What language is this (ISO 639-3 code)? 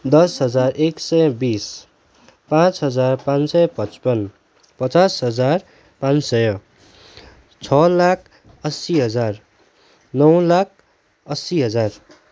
nep